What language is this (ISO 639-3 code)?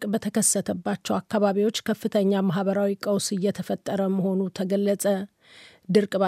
amh